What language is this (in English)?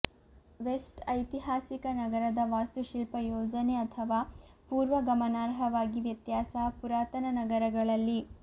Kannada